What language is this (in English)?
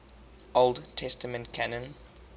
English